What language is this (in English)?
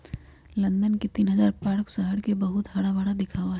Magahi